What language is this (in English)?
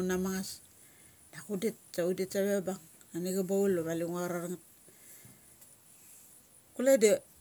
Mali